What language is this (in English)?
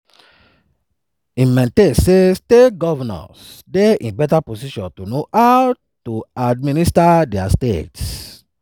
Nigerian Pidgin